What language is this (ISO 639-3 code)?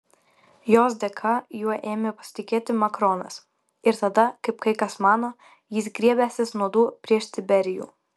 lit